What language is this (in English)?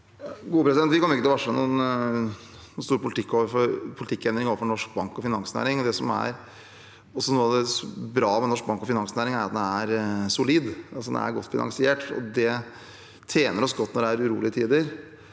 Norwegian